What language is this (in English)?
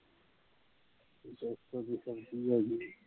Punjabi